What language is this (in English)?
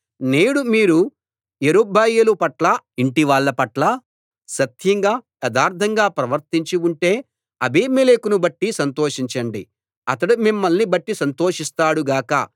Telugu